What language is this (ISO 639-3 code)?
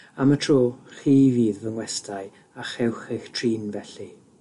cym